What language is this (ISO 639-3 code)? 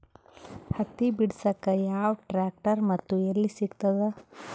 kan